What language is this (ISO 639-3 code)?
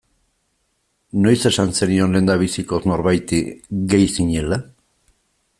eus